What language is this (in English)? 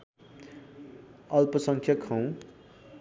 Nepali